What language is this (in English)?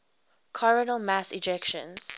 English